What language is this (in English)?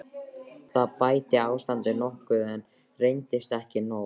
Icelandic